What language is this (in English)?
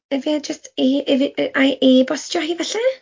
Welsh